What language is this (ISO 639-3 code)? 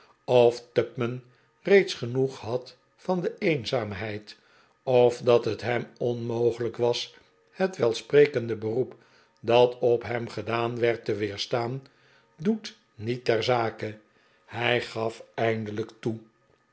nld